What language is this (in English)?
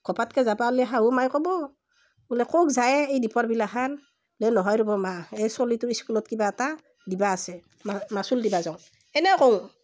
Assamese